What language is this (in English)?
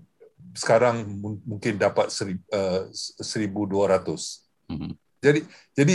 Malay